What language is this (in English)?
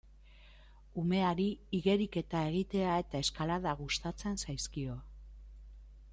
Basque